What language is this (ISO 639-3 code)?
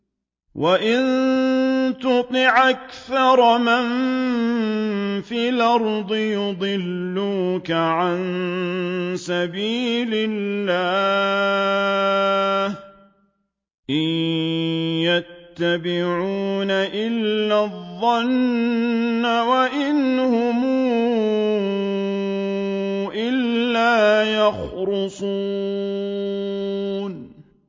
ara